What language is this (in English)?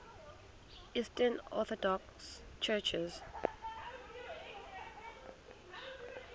Xhosa